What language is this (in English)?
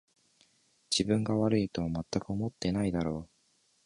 Japanese